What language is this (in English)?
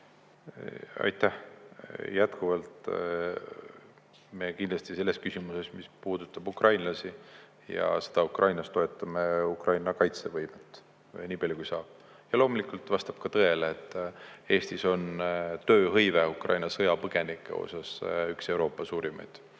Estonian